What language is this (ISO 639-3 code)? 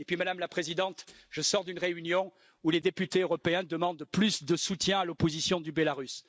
fra